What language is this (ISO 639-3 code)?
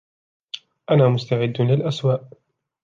ara